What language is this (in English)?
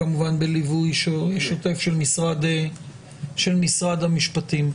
Hebrew